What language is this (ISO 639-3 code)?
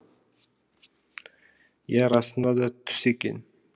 kaz